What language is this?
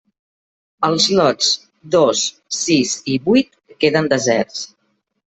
Catalan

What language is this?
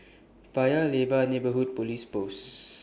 English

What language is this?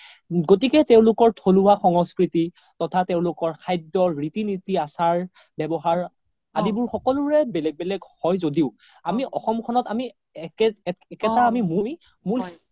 Assamese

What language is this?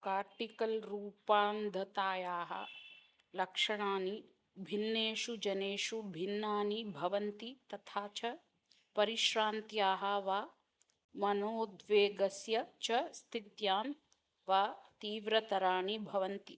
Sanskrit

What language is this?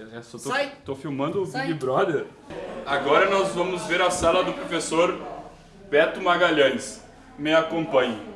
Portuguese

